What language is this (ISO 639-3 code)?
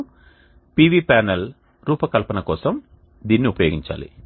tel